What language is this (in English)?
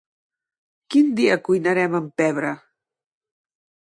Catalan